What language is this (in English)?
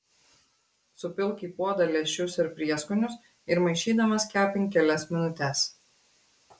Lithuanian